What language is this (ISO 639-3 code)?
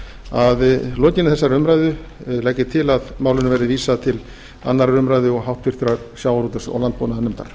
isl